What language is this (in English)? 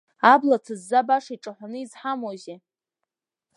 Abkhazian